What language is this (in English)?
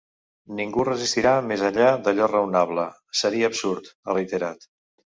Catalan